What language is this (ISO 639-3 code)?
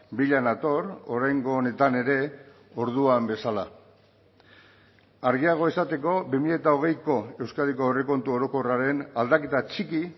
eus